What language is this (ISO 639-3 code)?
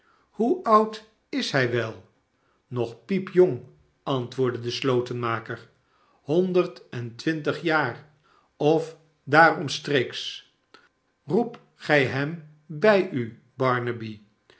nld